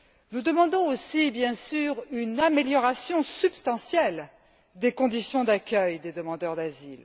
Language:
French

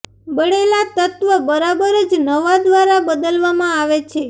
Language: Gujarati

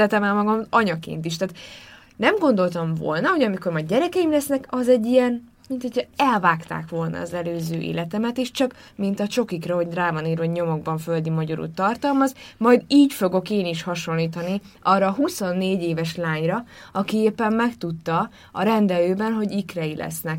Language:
Hungarian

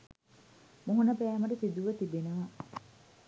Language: Sinhala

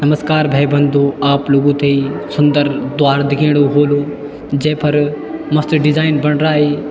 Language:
Garhwali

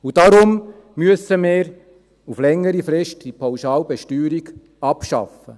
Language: Swiss German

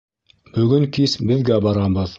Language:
Bashkir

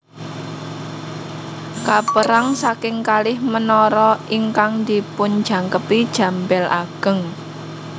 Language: Javanese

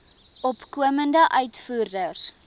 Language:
Afrikaans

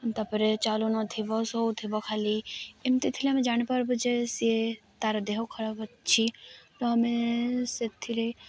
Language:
Odia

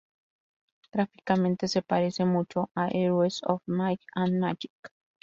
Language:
Spanish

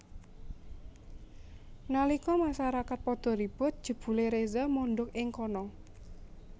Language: Javanese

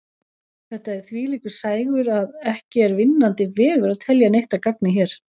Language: Icelandic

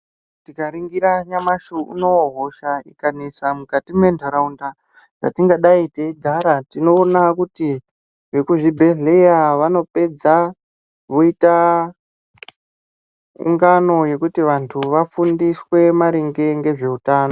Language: Ndau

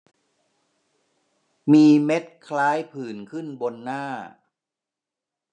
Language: Thai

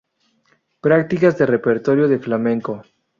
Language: Spanish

